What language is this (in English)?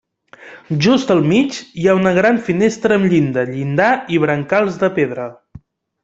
Catalan